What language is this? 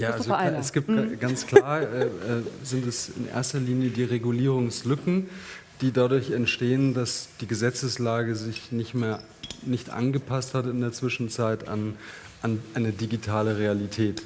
German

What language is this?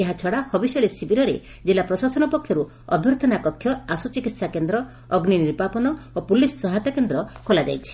Odia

